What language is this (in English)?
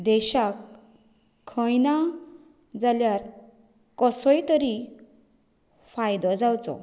Konkani